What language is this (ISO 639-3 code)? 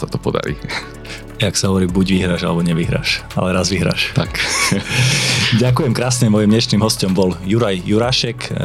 slk